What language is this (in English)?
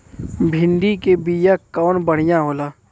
Bhojpuri